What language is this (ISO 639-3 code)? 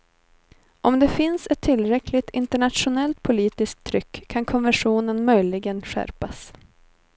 swe